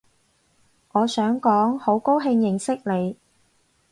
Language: Cantonese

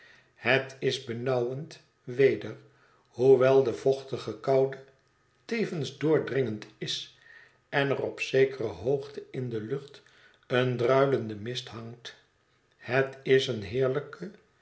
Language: Dutch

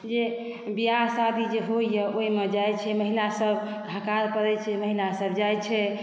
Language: Maithili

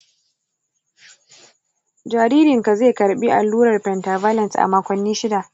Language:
Hausa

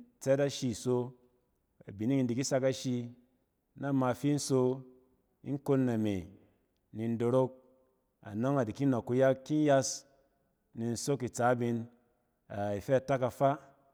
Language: Cen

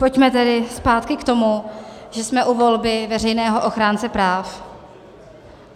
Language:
Czech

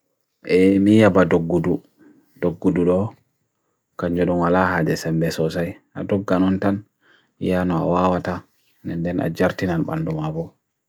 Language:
Bagirmi Fulfulde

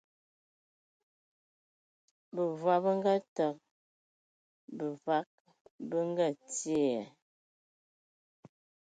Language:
Ewondo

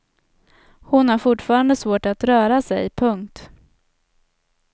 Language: Swedish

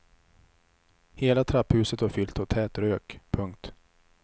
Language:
Swedish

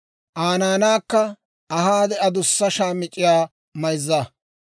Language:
Dawro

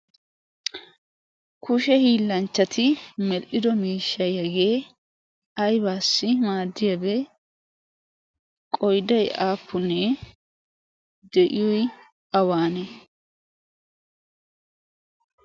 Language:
Wolaytta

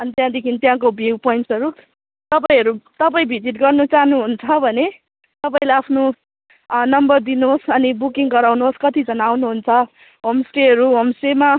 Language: Nepali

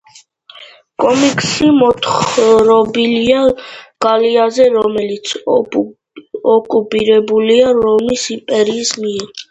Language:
Georgian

